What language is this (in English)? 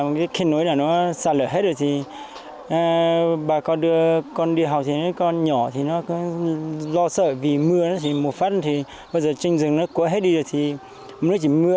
Vietnamese